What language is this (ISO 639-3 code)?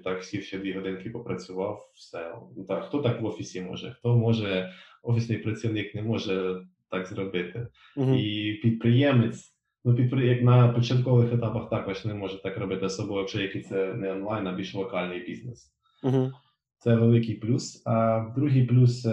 ukr